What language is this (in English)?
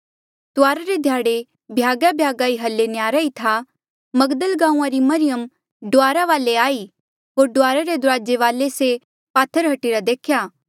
Mandeali